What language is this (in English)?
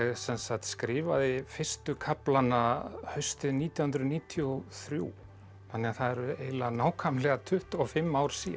Icelandic